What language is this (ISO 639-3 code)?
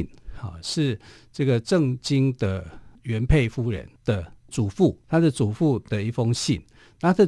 zho